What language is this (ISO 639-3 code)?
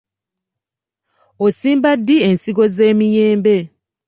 lug